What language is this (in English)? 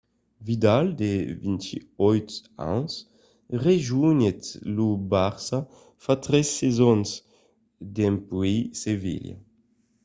Occitan